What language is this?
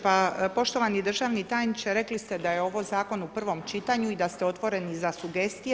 Croatian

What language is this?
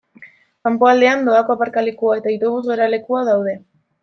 Basque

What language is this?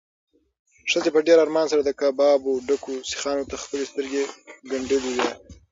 Pashto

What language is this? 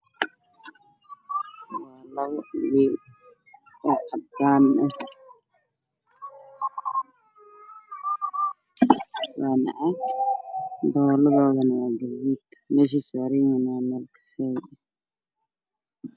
Somali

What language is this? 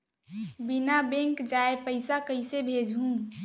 Chhattisgarhi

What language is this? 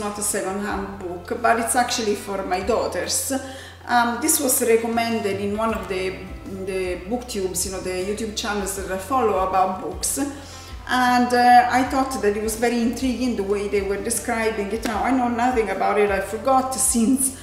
English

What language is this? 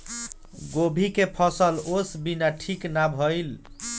Bhojpuri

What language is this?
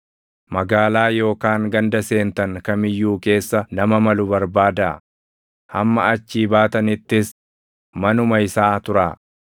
Oromo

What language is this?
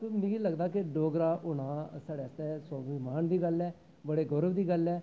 Dogri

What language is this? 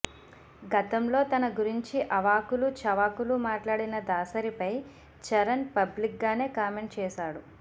Telugu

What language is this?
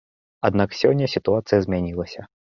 Belarusian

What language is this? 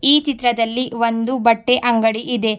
Kannada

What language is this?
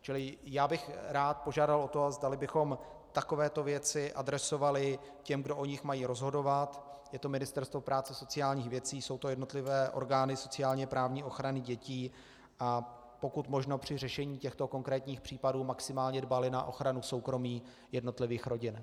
Czech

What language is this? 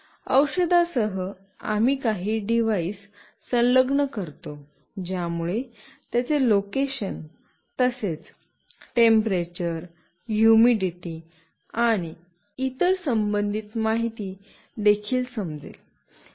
Marathi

